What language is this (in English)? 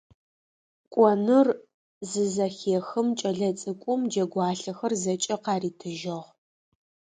Adyghe